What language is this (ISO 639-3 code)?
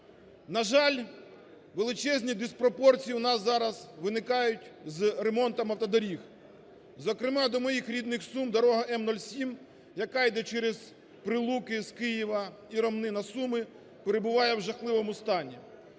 ukr